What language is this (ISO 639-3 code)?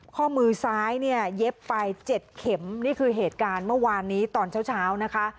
tha